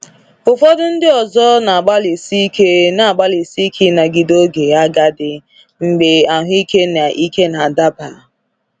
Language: Igbo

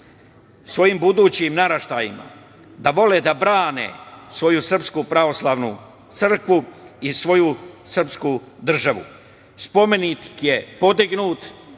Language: Serbian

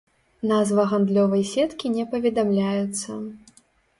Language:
Belarusian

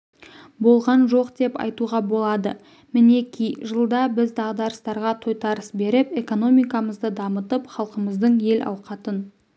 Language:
Kazakh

